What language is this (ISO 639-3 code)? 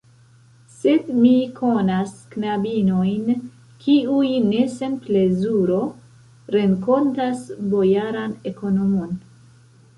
epo